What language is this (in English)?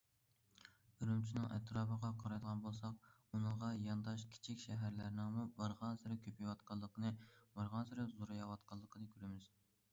Uyghur